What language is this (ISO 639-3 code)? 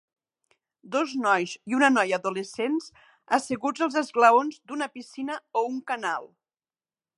cat